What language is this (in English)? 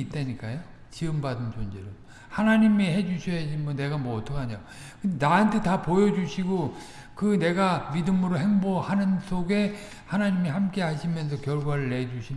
Korean